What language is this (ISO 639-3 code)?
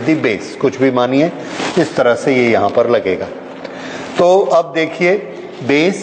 hin